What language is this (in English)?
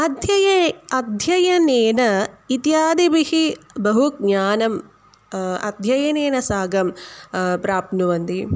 Sanskrit